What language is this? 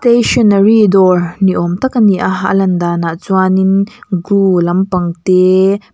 Mizo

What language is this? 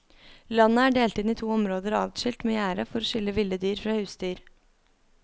Norwegian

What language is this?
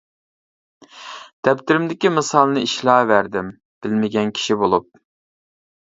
Uyghur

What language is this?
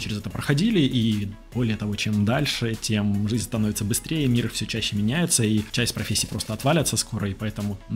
Russian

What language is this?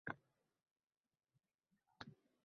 Uzbek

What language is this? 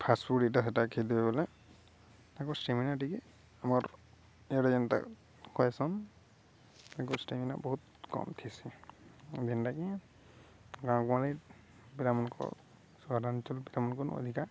Odia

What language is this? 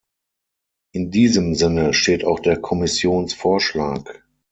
German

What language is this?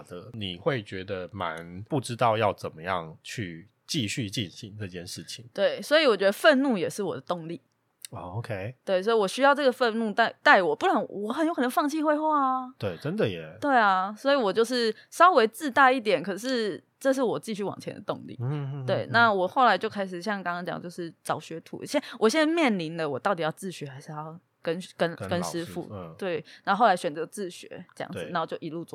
Chinese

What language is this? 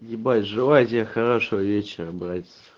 Russian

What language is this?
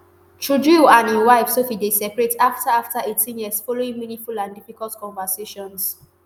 Nigerian Pidgin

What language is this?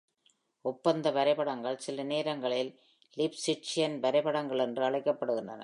Tamil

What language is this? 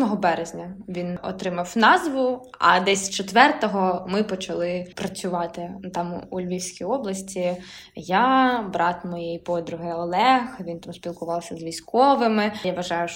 Ukrainian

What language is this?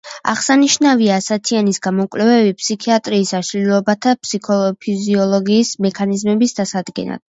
Georgian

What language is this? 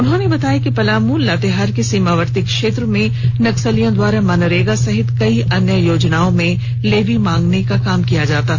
Hindi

